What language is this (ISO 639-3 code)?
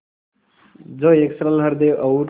hin